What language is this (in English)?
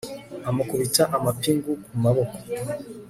Kinyarwanda